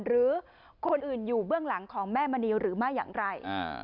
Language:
Thai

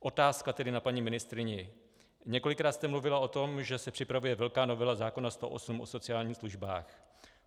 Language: Czech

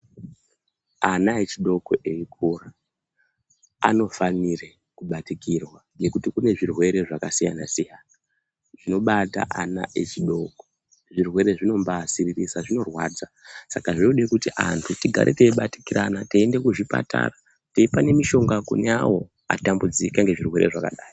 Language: Ndau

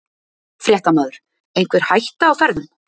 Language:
Icelandic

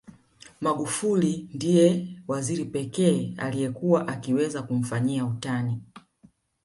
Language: Swahili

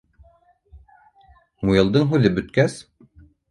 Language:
Bashkir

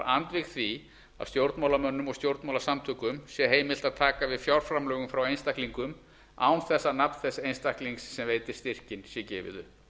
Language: Icelandic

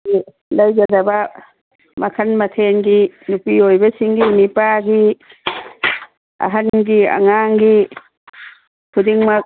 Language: Manipuri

